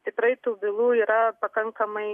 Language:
Lithuanian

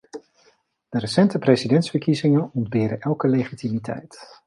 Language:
Dutch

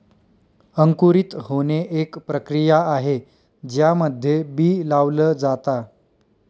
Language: Marathi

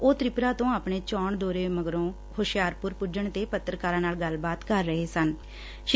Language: Punjabi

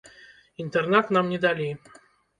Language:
Belarusian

